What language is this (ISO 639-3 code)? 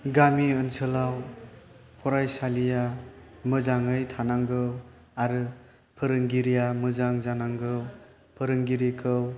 brx